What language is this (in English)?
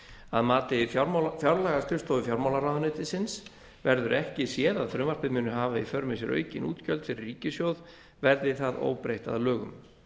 Icelandic